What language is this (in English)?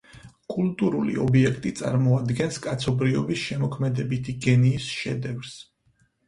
Georgian